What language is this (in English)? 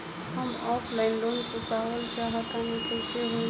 Bhojpuri